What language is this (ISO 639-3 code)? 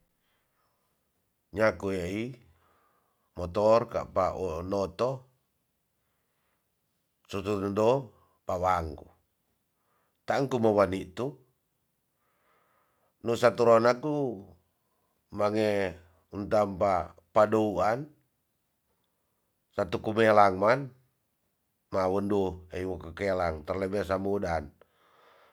txs